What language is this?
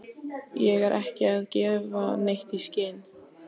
Icelandic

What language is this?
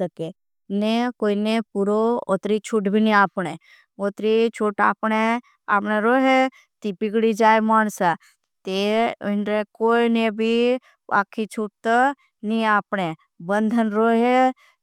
Bhili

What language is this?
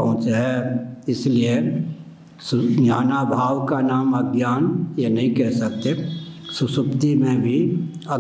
Hindi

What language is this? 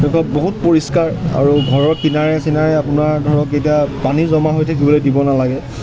Assamese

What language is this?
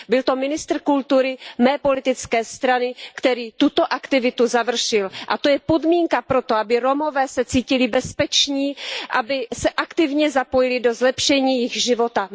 Czech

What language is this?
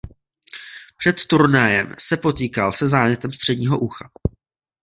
Czech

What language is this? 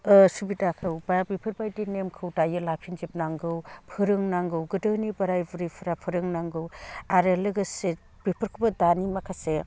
Bodo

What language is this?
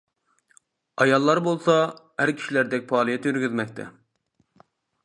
Uyghur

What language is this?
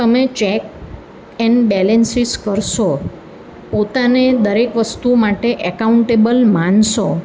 Gujarati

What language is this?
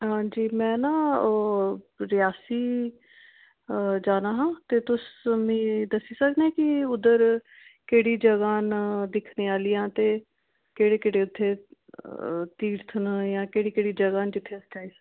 Dogri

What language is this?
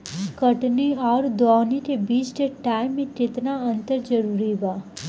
Bhojpuri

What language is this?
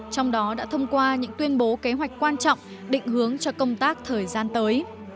Vietnamese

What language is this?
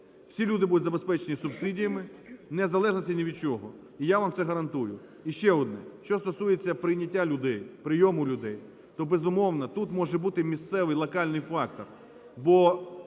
Ukrainian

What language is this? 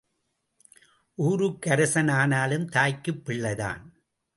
Tamil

